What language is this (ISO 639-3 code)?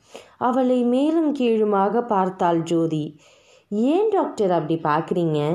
tam